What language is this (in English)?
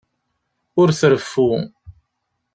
Kabyle